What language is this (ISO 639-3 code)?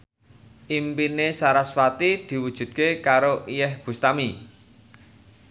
jav